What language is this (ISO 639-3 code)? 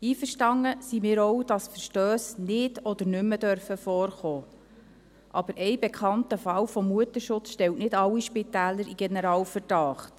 gsw